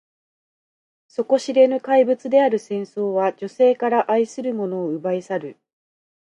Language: Japanese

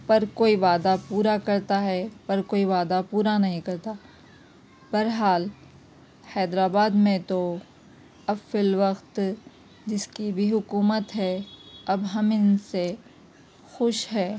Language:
Urdu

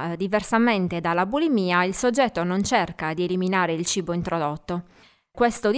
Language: Italian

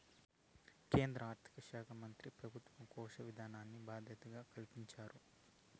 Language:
Telugu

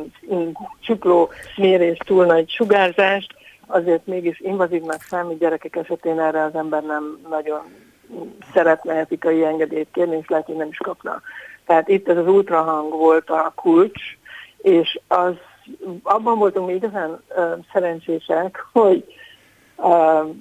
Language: Hungarian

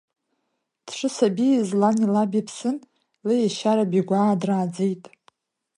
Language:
Abkhazian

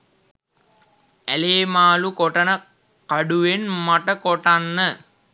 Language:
Sinhala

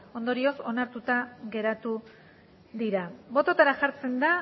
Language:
Basque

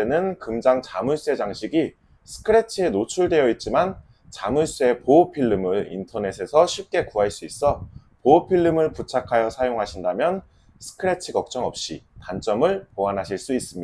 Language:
Korean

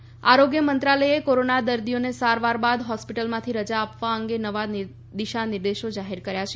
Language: Gujarati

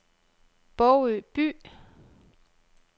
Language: Danish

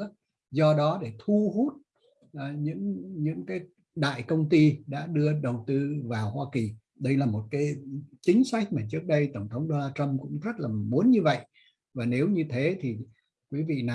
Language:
Vietnamese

